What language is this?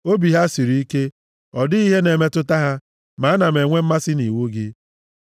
Igbo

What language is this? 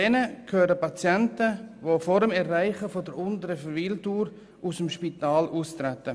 Swiss German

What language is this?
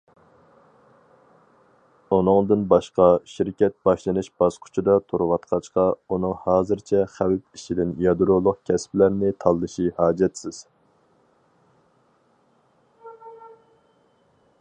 Uyghur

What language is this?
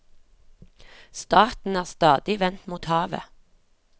Norwegian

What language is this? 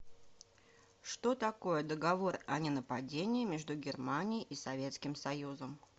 Russian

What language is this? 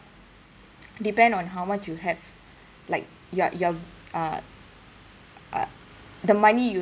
English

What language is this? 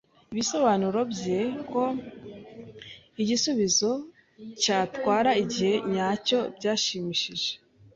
Kinyarwanda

